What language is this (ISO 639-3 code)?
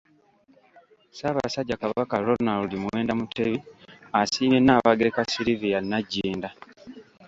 lug